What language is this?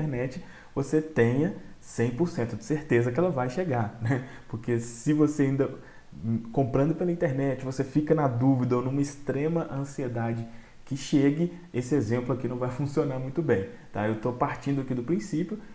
Portuguese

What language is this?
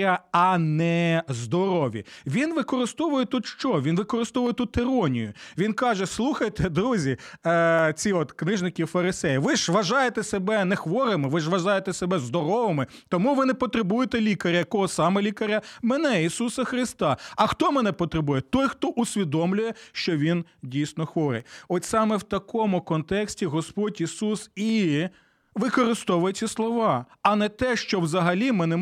Ukrainian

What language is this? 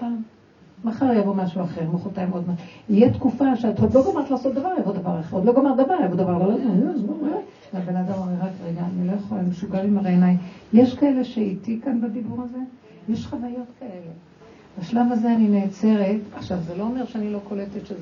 Hebrew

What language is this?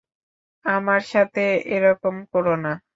Bangla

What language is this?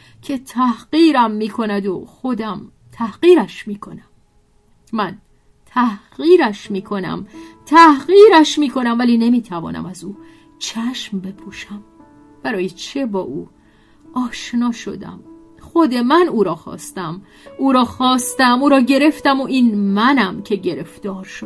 Persian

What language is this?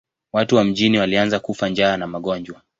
Swahili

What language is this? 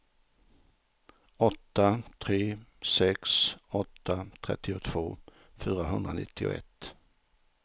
Swedish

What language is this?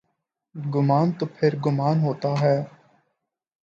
Urdu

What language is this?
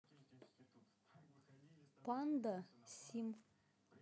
Russian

